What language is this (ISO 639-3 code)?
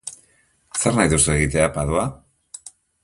eus